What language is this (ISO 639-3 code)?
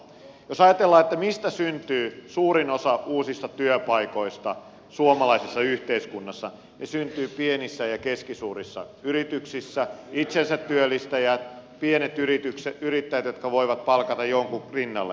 fin